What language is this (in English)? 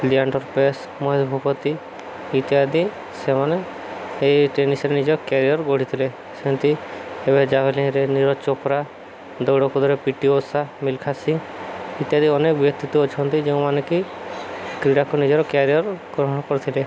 Odia